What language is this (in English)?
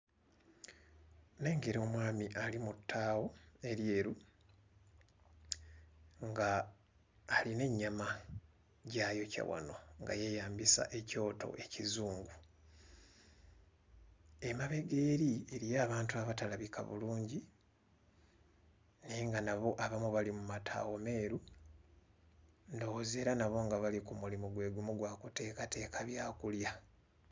Ganda